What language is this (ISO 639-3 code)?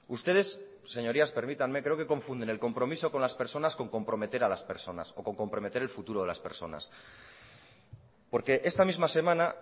spa